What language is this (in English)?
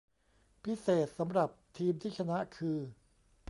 Thai